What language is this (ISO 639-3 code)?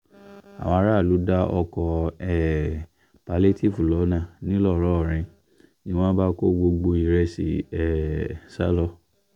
yor